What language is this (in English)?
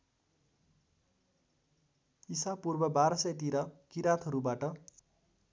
Nepali